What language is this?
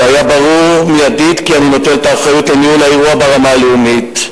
Hebrew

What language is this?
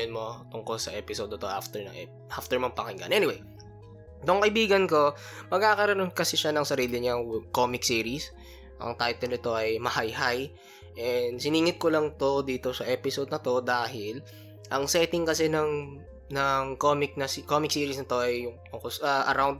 Filipino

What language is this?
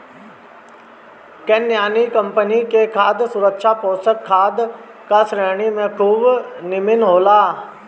Bhojpuri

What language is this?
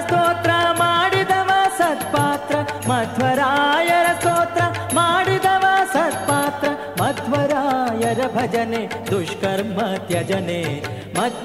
Kannada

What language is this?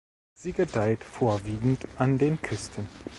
German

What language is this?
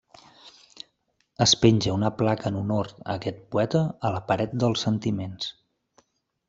Catalan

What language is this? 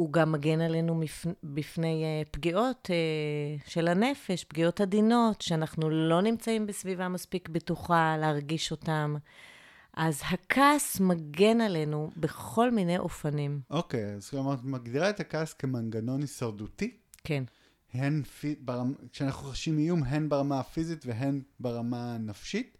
Hebrew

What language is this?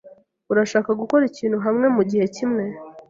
Kinyarwanda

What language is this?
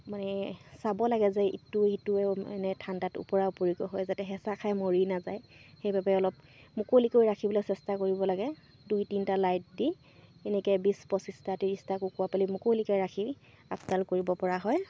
Assamese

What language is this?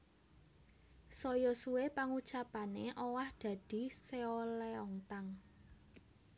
Javanese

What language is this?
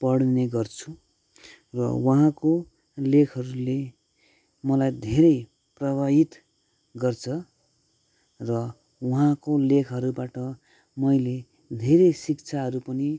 Nepali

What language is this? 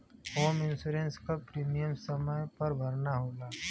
Bhojpuri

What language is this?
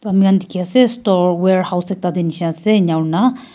Naga Pidgin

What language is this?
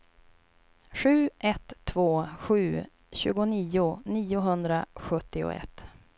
Swedish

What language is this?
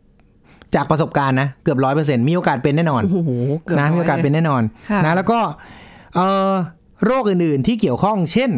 Thai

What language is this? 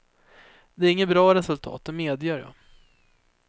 Swedish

